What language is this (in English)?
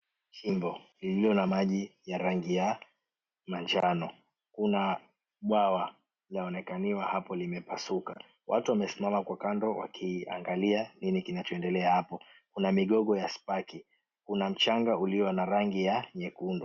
Swahili